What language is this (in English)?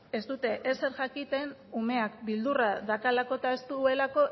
Basque